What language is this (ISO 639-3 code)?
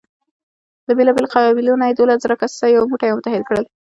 pus